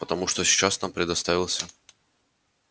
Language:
Russian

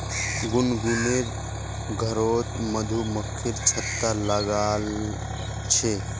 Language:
Magahi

